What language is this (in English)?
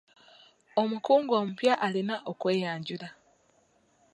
Ganda